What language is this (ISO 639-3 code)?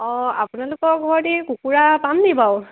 asm